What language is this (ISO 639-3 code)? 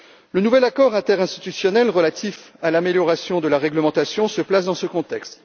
fra